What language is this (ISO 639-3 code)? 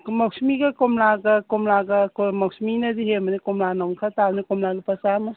mni